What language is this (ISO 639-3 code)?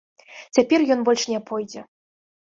bel